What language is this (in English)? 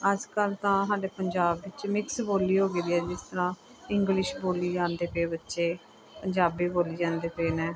Punjabi